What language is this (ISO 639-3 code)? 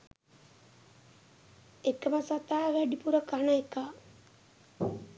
sin